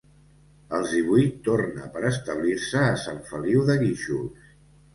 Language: Catalan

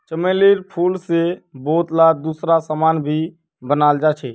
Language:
Magahi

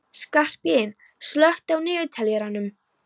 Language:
Icelandic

